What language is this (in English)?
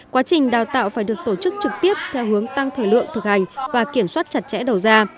Vietnamese